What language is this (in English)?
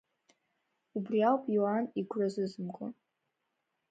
Abkhazian